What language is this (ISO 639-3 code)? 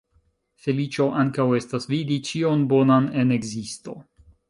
epo